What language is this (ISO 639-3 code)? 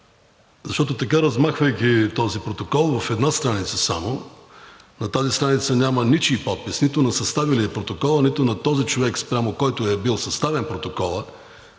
bul